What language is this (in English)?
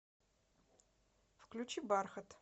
Russian